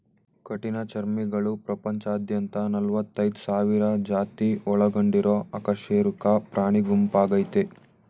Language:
Kannada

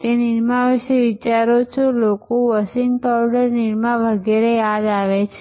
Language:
Gujarati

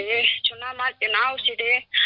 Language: Thai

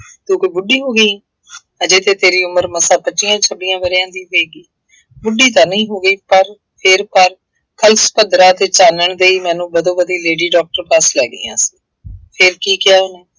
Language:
Punjabi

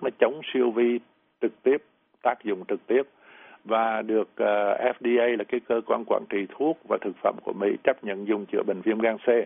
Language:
Vietnamese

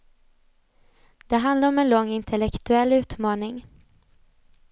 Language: Swedish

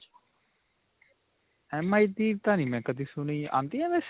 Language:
Punjabi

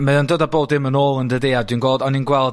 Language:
Welsh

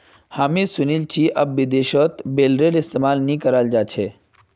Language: Magahi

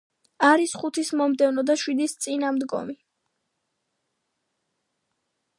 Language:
Georgian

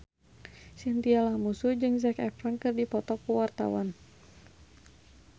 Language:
Sundanese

